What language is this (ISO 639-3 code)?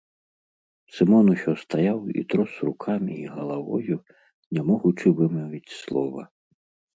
bel